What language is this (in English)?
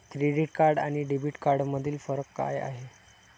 Marathi